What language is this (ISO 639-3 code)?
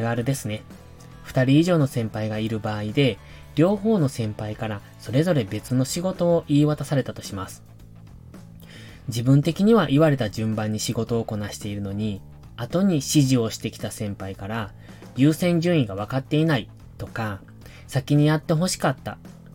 jpn